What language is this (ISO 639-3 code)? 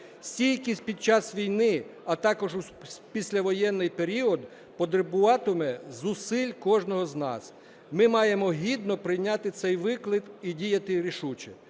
ukr